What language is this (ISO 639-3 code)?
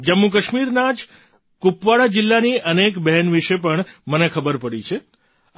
guj